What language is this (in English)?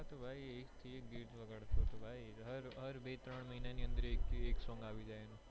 Gujarati